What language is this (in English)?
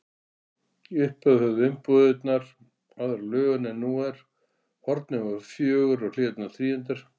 Icelandic